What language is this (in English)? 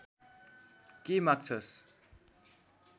Nepali